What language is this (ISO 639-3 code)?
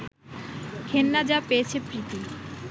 ben